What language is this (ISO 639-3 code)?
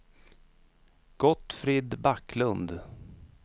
swe